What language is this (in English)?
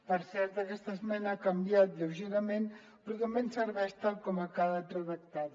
Catalan